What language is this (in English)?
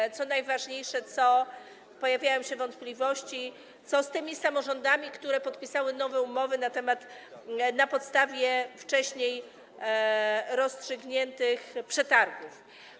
Polish